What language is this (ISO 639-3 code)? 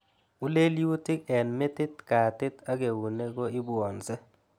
kln